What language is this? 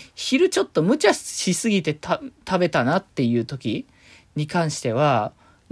Japanese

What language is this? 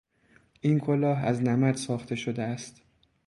Persian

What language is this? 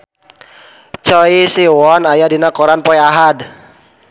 Sundanese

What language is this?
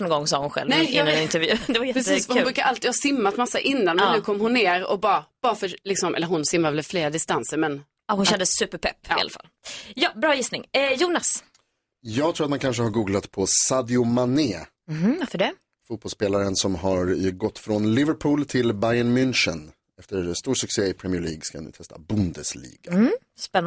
Swedish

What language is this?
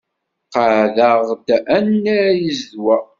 Kabyle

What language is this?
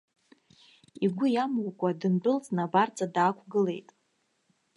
Abkhazian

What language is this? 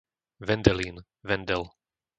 Slovak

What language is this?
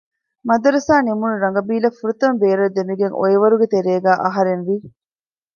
Divehi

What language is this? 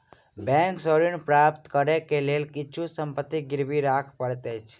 Maithili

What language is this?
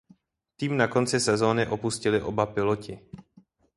Czech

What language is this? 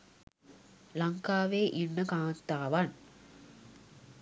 Sinhala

